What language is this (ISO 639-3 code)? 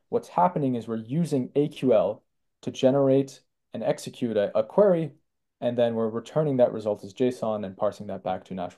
eng